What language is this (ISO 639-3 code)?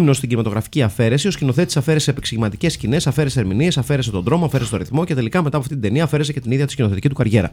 ell